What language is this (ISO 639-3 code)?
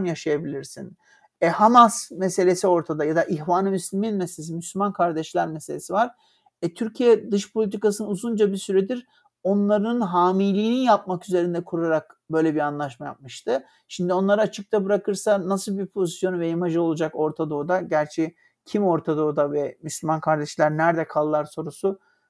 tur